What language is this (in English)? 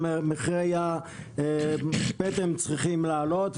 Hebrew